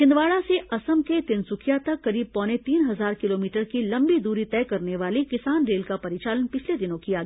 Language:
Hindi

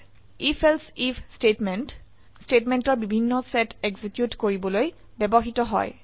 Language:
Assamese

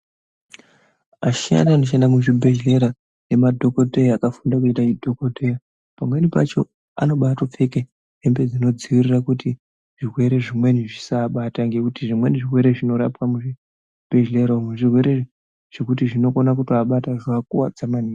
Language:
Ndau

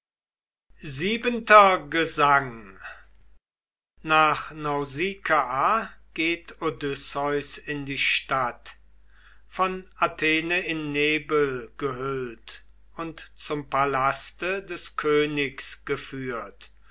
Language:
German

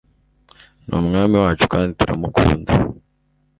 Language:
Kinyarwanda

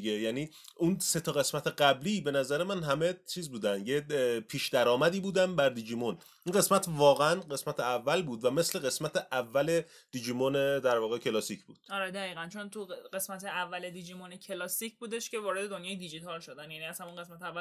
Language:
Persian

